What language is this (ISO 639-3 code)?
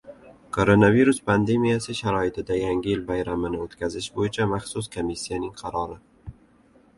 uzb